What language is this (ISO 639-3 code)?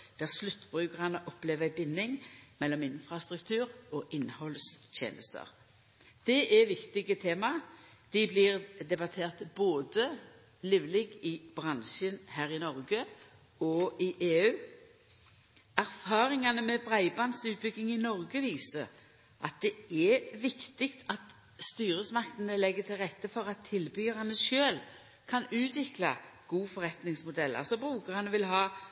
nno